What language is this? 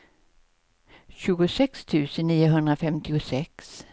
Swedish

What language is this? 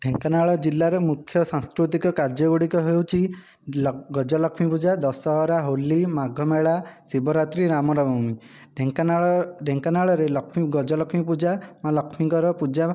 Odia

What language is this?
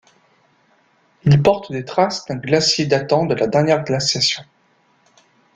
French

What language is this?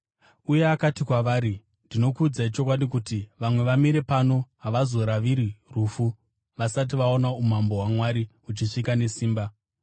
Shona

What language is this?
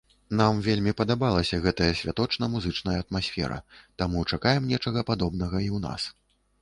Belarusian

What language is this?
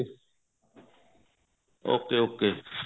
Punjabi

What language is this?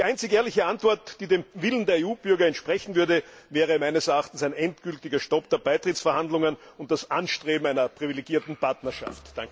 German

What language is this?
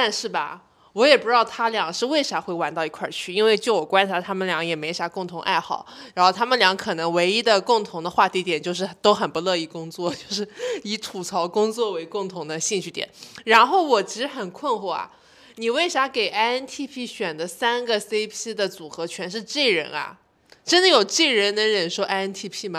Chinese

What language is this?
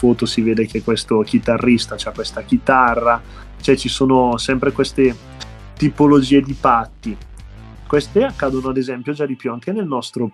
Italian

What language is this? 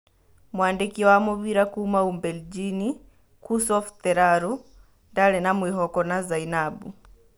Kikuyu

